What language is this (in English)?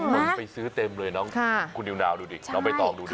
Thai